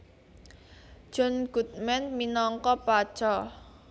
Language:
Javanese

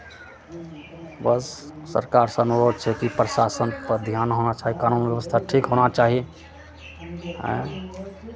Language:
Maithili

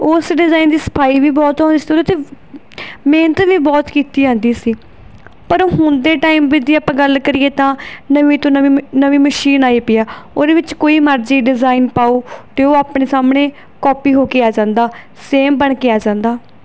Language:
Punjabi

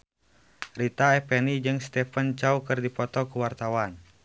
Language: Sundanese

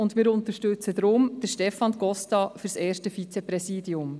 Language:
Swiss German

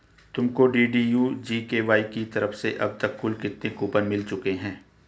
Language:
Hindi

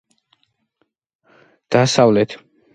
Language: Georgian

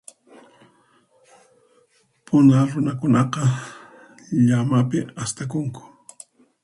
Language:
Puno Quechua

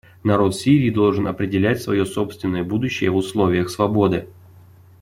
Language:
Russian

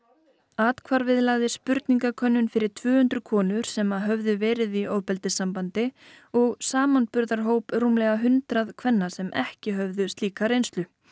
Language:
Icelandic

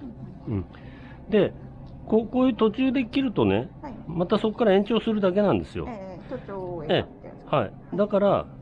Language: Japanese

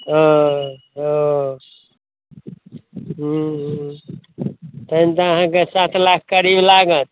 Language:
Maithili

